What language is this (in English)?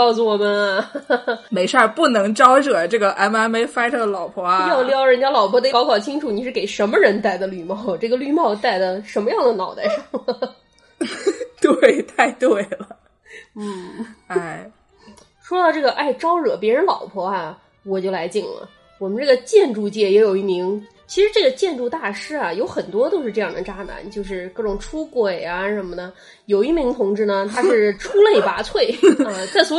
Chinese